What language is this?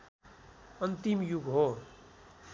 Nepali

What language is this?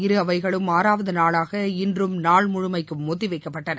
Tamil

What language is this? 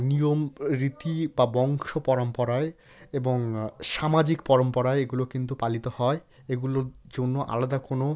Bangla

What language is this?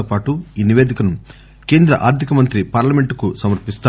Telugu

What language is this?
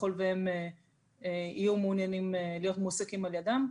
Hebrew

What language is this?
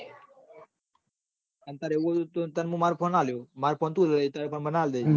Gujarati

